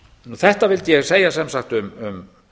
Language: Icelandic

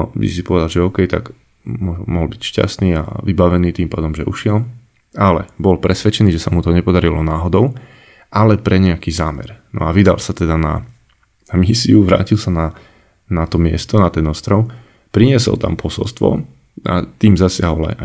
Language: Slovak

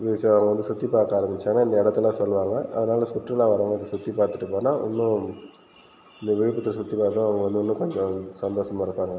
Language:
Tamil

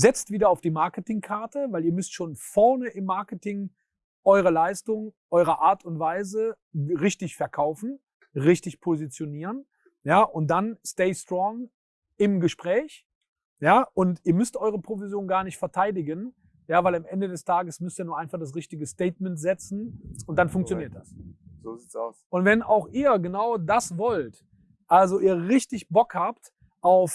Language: German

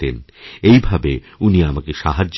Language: Bangla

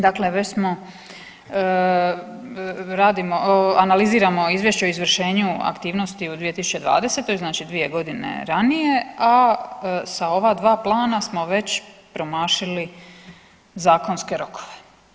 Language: Croatian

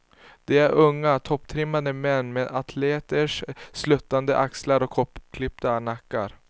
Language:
Swedish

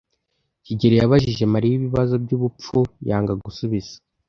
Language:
Kinyarwanda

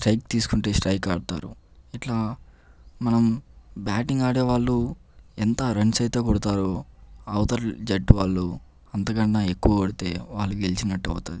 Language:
Telugu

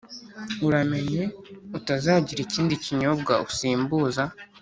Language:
Kinyarwanda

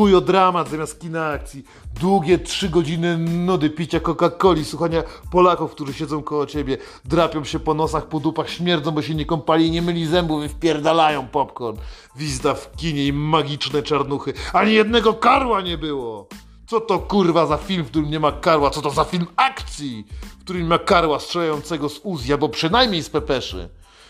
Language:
Polish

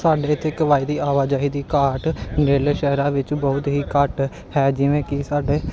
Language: Punjabi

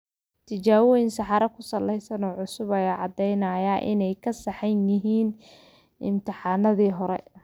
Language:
Somali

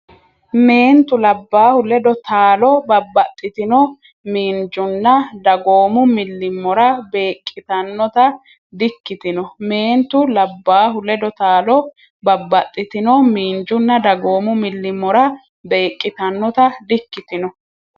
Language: Sidamo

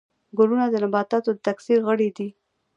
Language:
Pashto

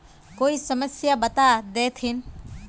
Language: Magahi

